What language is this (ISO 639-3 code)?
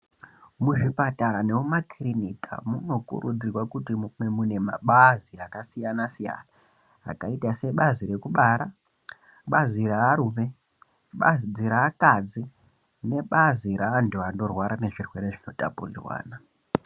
ndc